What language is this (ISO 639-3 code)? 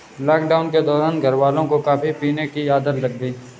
hin